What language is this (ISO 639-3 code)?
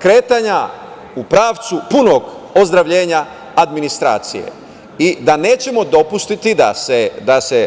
srp